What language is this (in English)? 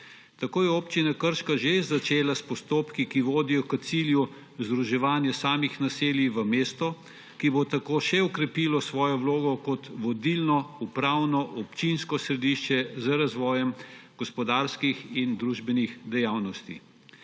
Slovenian